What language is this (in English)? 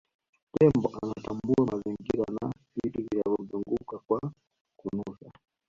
Swahili